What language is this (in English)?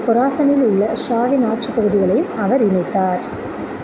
Tamil